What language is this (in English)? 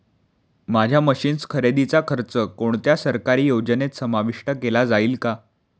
Marathi